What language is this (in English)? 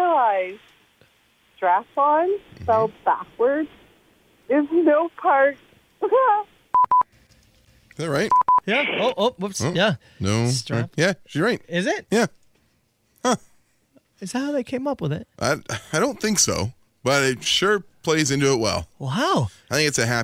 English